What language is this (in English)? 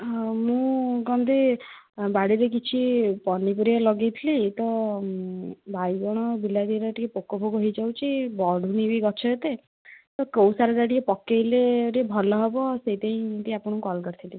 Odia